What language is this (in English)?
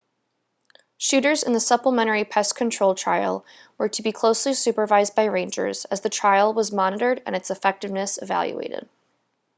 English